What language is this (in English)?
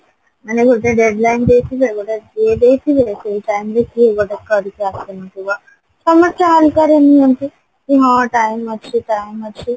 Odia